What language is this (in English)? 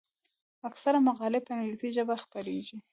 Pashto